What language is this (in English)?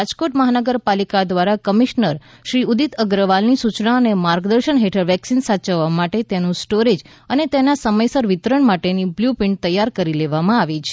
Gujarati